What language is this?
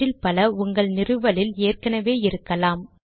Tamil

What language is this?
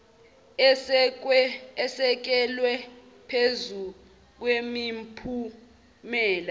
Zulu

